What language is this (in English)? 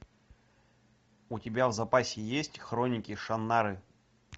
Russian